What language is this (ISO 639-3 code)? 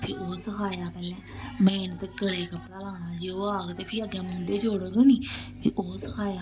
doi